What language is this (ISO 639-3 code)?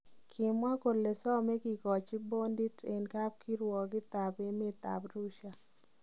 kln